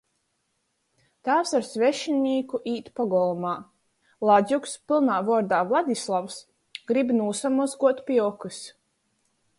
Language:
Latgalian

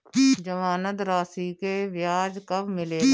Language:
Bhojpuri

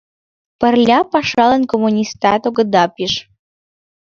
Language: Mari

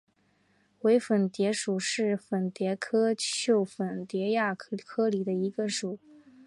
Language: Chinese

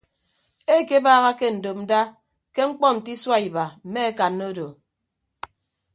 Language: Ibibio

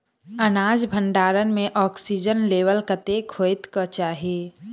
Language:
Maithili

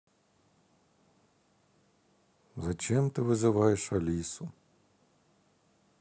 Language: Russian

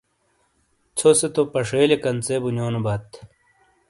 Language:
Shina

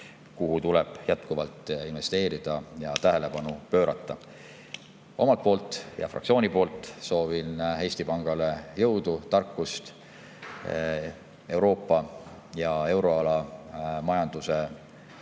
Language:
Estonian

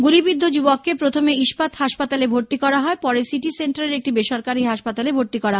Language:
Bangla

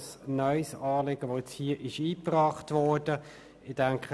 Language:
Swiss German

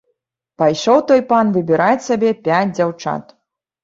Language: Belarusian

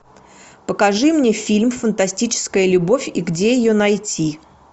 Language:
Russian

